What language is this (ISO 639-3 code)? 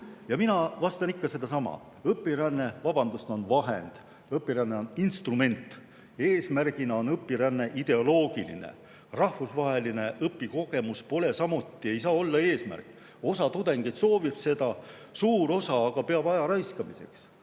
est